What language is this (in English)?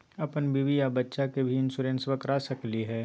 Magahi